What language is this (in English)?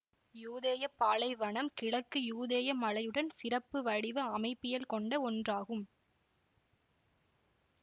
Tamil